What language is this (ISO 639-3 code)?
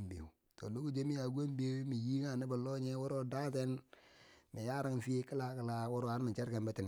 bsj